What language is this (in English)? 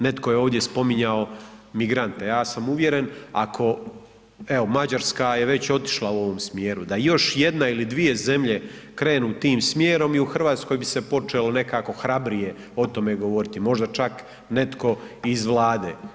Croatian